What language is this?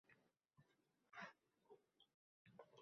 Uzbek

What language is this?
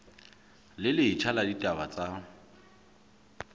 Southern Sotho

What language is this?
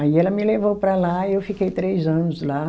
Portuguese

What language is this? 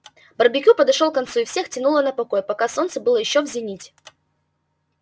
Russian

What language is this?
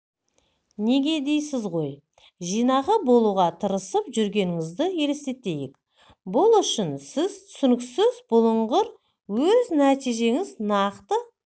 Kazakh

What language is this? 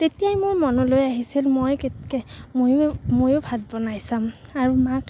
Assamese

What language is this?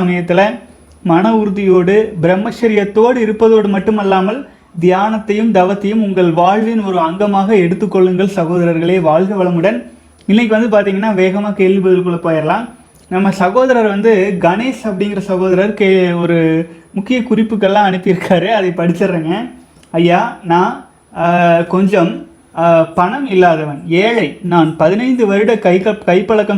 Tamil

